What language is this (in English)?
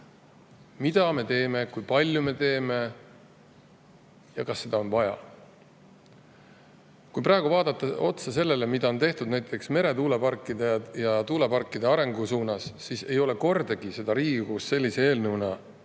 Estonian